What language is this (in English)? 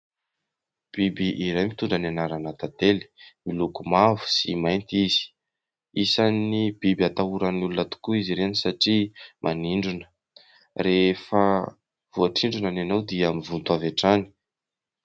Malagasy